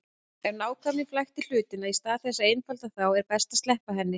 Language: Icelandic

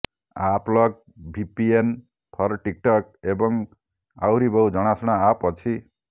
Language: Odia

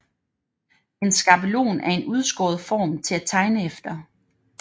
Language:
Danish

